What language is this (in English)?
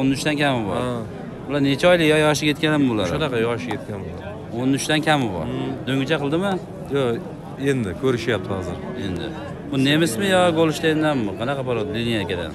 Turkish